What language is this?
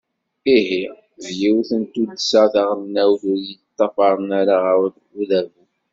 Kabyle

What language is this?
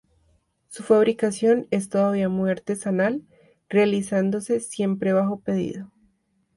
Spanish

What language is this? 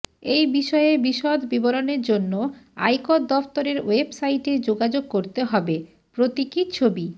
Bangla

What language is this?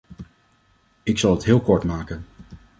Dutch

